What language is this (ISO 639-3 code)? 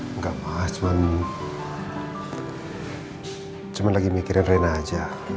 ind